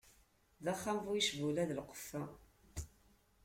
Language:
Kabyle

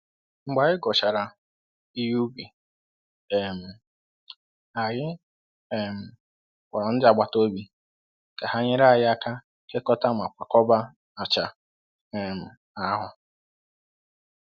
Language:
Igbo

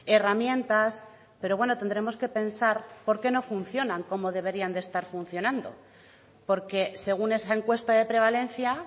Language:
Spanish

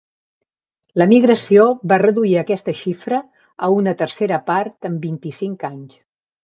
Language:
Catalan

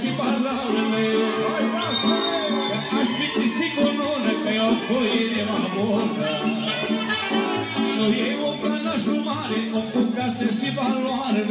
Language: Romanian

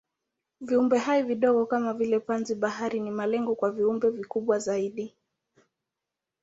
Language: Swahili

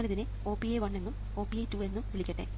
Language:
Malayalam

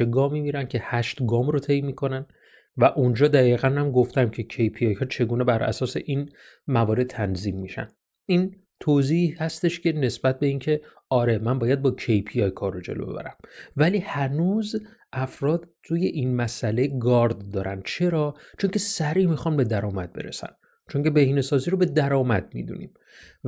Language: Persian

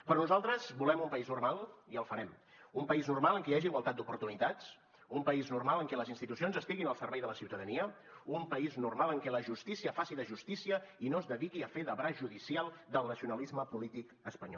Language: Catalan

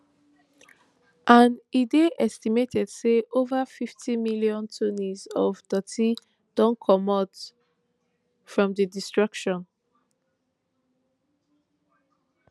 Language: Nigerian Pidgin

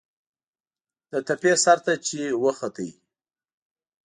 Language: Pashto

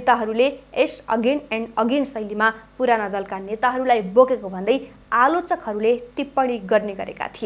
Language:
Indonesian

